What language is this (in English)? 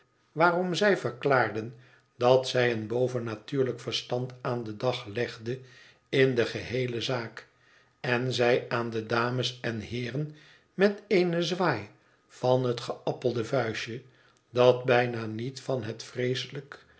Dutch